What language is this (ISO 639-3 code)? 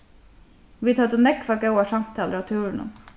fao